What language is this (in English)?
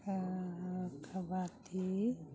Manipuri